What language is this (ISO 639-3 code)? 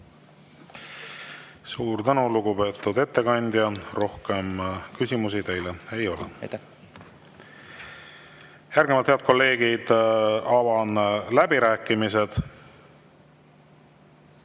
est